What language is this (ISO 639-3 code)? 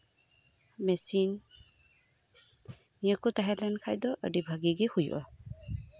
sat